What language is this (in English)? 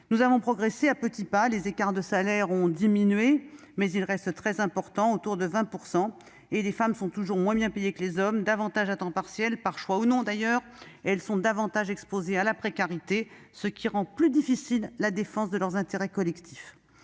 French